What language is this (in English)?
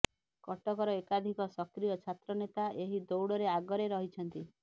Odia